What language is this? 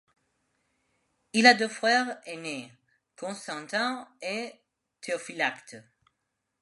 French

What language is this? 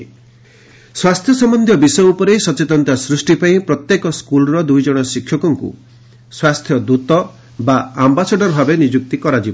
Odia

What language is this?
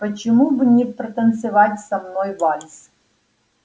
Russian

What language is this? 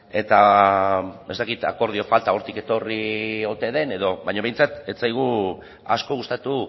Basque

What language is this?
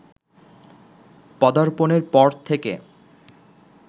Bangla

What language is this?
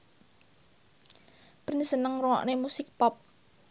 Javanese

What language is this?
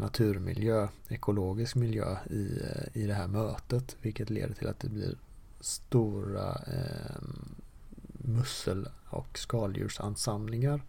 Swedish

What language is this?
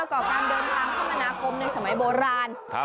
Thai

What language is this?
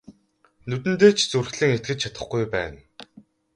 Mongolian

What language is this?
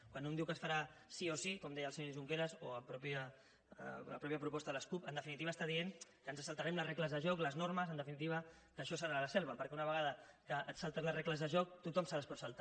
Catalan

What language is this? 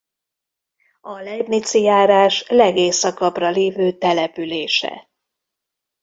Hungarian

